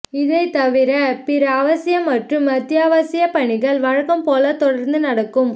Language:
Tamil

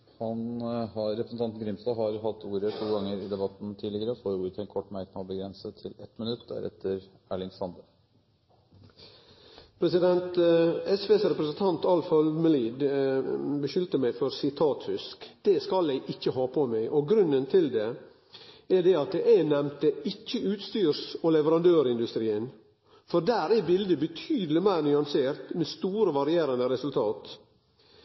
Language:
Norwegian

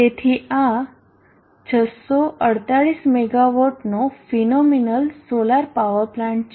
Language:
Gujarati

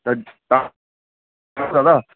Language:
Sindhi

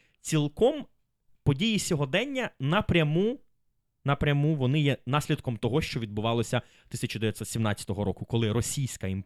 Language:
Ukrainian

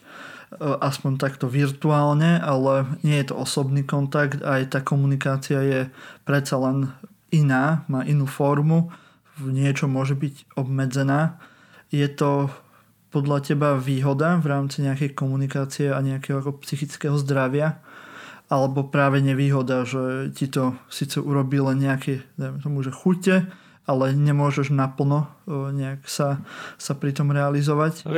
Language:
Slovak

